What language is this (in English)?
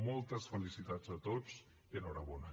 Catalan